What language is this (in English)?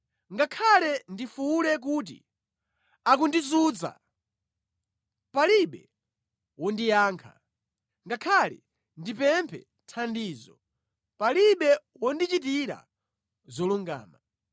Nyanja